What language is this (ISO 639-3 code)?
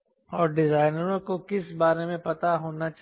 hin